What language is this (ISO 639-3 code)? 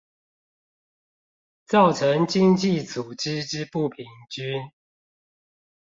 zho